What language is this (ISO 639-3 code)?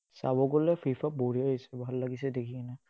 asm